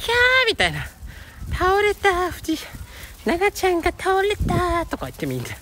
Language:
Japanese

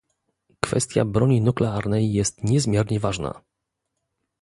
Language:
Polish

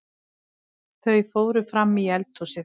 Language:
Icelandic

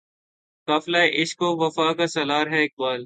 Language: Urdu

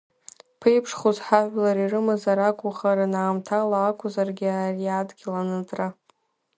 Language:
Abkhazian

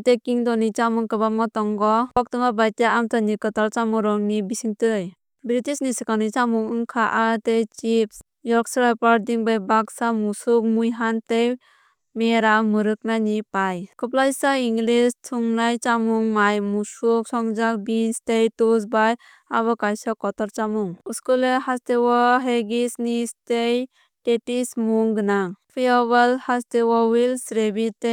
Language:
Kok Borok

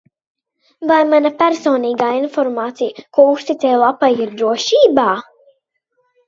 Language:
Latvian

